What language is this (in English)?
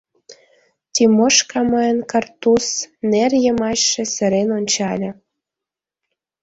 Mari